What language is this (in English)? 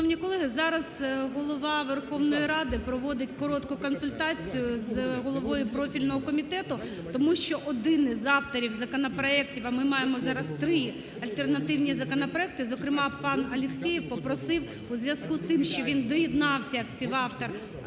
Ukrainian